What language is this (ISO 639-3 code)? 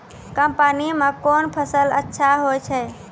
mai